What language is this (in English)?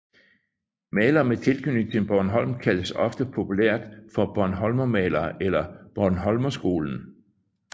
Danish